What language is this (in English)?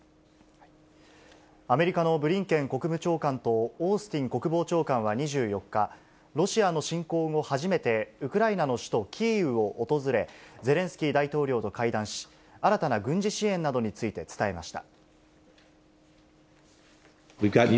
Japanese